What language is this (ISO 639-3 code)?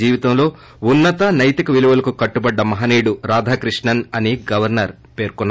tel